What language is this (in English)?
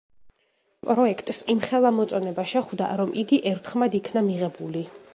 Georgian